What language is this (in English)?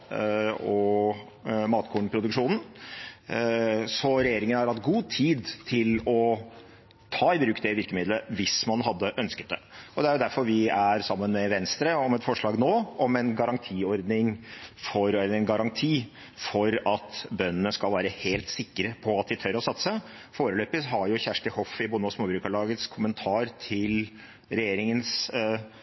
Norwegian Bokmål